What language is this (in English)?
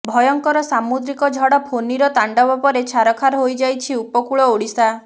Odia